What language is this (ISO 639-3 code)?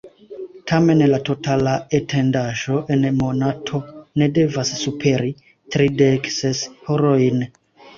epo